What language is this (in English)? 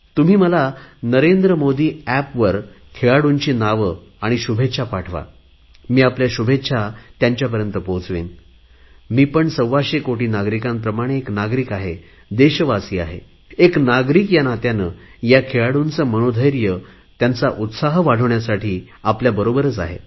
Marathi